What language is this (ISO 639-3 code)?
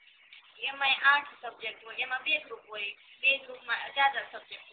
guj